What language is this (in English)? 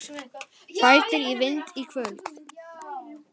Icelandic